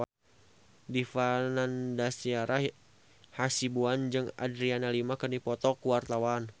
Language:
Sundanese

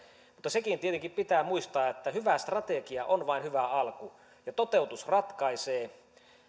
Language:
Finnish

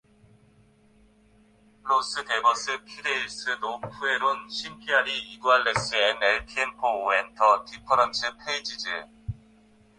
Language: Spanish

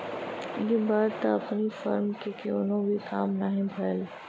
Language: Bhojpuri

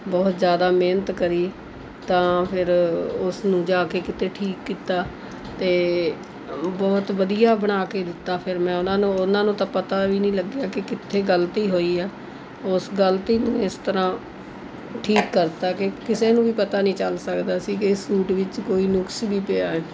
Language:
Punjabi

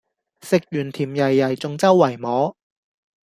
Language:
Cantonese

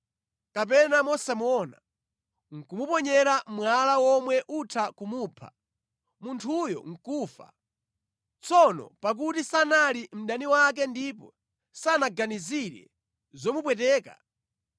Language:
Nyanja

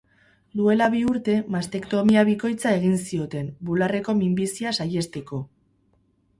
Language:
Basque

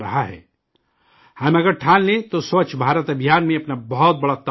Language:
Urdu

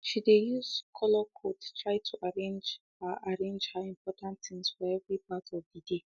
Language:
Nigerian Pidgin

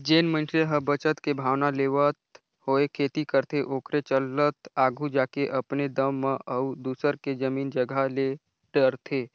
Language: Chhattisgarhi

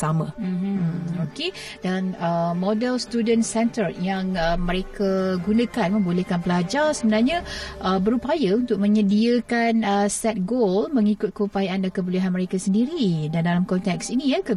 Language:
Malay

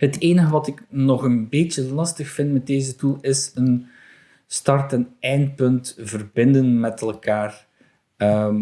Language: Dutch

